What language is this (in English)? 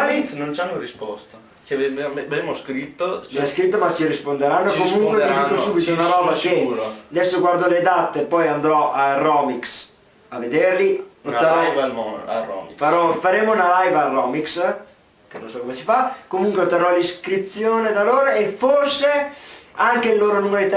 Italian